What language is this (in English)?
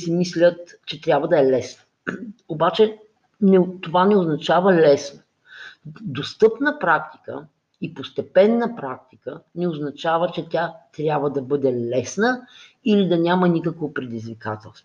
Bulgarian